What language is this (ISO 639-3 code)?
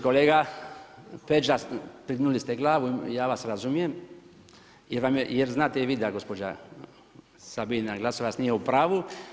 hrv